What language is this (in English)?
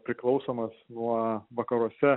Lithuanian